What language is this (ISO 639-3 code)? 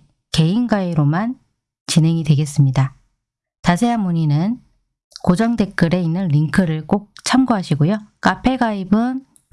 kor